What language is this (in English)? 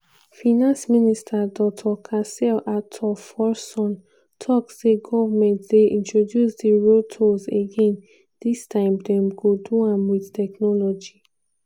Nigerian Pidgin